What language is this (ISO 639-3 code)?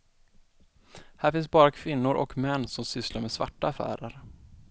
swe